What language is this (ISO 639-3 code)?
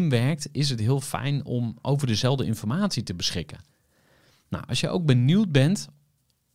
nld